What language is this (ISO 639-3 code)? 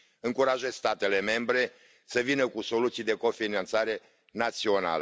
ron